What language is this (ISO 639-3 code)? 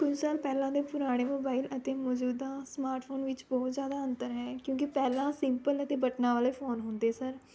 pan